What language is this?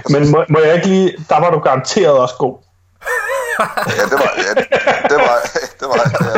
Danish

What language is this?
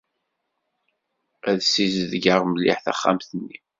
Kabyle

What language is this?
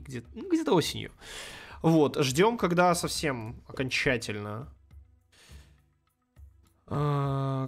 Russian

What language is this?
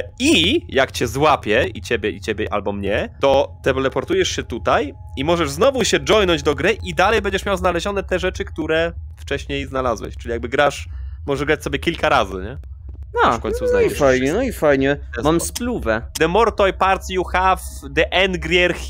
Polish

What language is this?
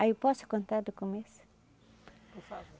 Portuguese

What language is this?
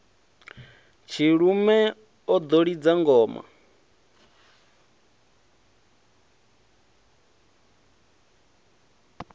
Venda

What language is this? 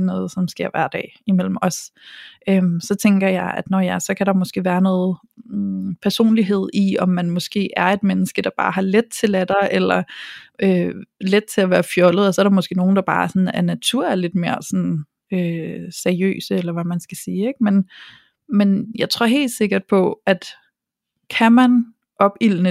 Danish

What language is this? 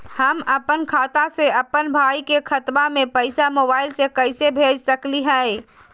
Magahi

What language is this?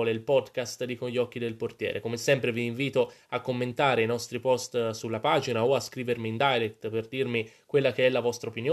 Italian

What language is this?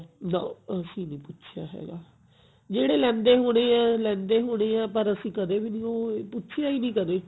Punjabi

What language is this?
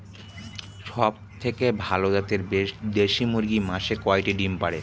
Bangla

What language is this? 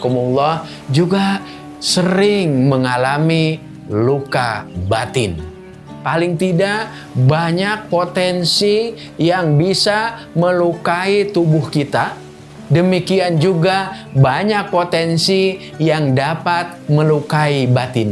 Indonesian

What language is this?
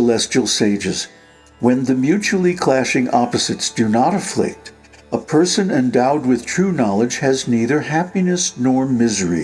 English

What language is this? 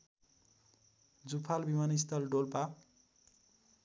Nepali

